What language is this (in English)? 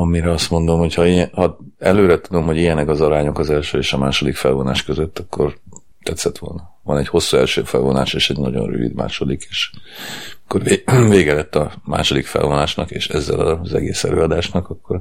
Hungarian